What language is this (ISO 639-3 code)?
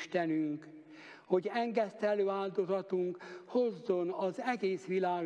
hun